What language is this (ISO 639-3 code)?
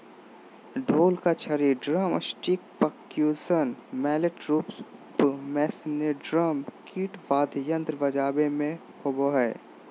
mag